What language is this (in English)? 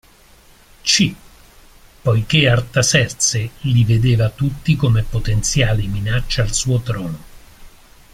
Italian